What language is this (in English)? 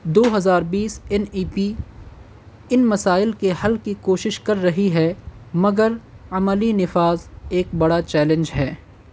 Urdu